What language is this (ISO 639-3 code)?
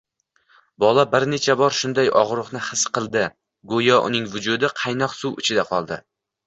uzb